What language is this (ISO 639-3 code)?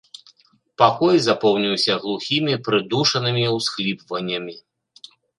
bel